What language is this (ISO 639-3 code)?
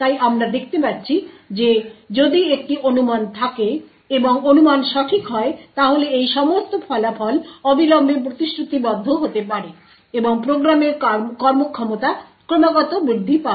ben